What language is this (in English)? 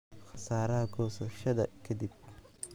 Somali